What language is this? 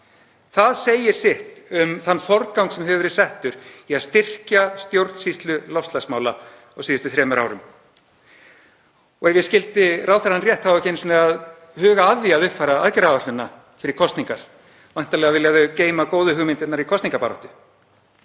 Icelandic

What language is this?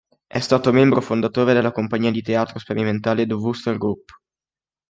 Italian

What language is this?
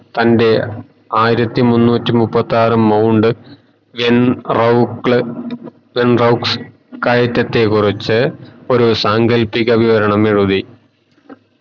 Malayalam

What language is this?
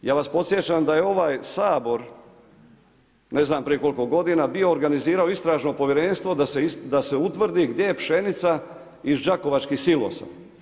Croatian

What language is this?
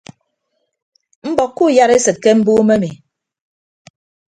Ibibio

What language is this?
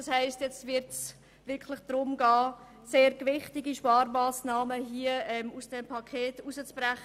Swiss German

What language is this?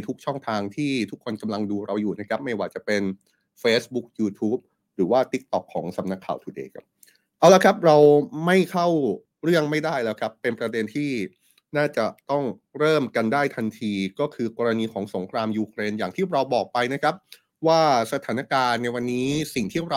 Thai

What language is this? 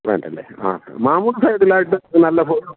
Malayalam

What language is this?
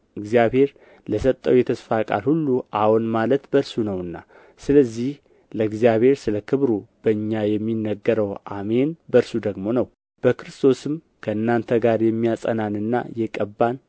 Amharic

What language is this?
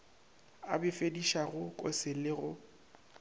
Northern Sotho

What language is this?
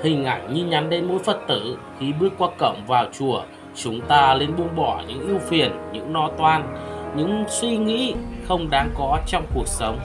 Vietnamese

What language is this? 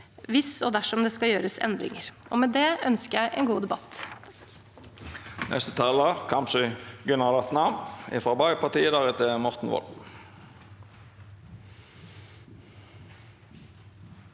Norwegian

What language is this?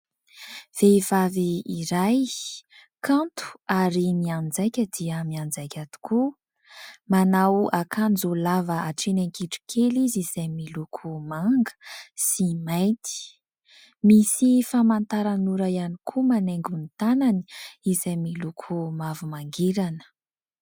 Malagasy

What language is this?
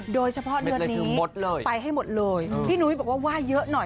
Thai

